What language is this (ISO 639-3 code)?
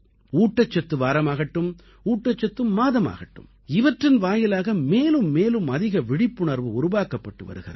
tam